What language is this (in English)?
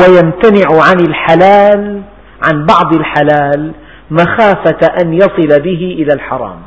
Arabic